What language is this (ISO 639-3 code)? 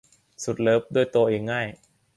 tha